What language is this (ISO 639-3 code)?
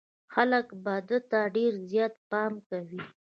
pus